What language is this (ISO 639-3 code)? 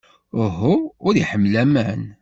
kab